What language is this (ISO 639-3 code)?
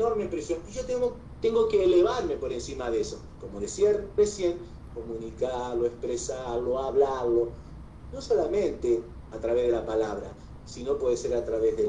spa